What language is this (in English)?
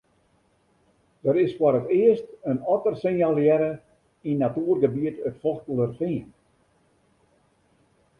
Western Frisian